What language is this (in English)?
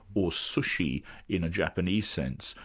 English